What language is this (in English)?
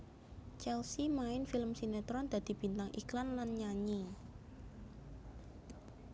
Javanese